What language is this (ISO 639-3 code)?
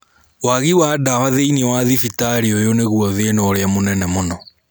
kik